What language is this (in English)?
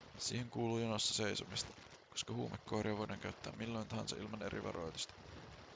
Finnish